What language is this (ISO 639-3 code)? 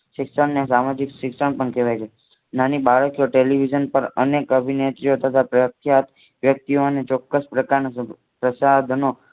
guj